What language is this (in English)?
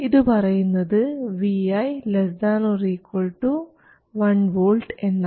Malayalam